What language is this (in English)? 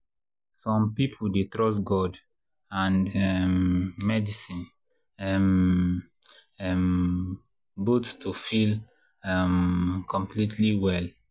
Nigerian Pidgin